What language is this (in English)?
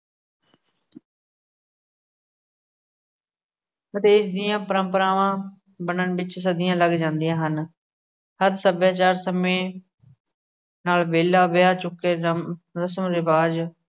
Punjabi